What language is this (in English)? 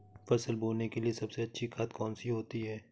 Hindi